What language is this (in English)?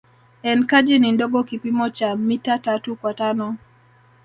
Swahili